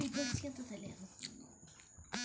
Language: Kannada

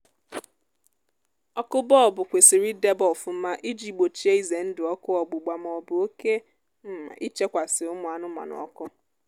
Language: Igbo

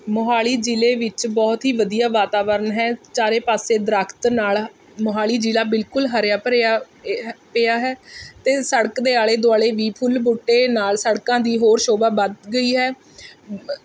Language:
Punjabi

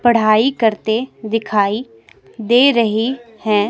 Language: Hindi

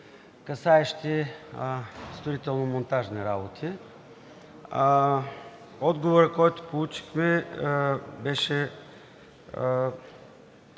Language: Bulgarian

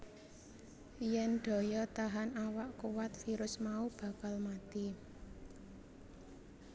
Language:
Javanese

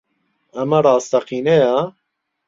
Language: Central Kurdish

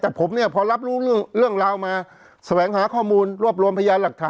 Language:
Thai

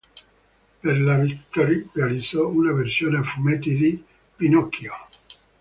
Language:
Italian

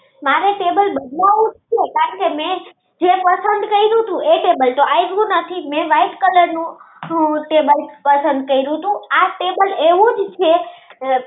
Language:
Gujarati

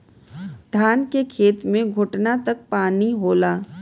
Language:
Bhojpuri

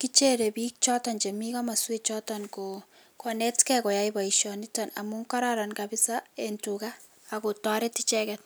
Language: Kalenjin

